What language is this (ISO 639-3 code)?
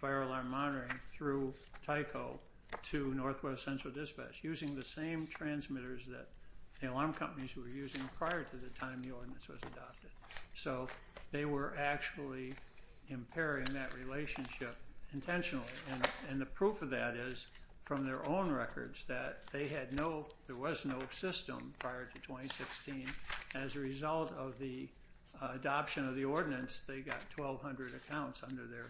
eng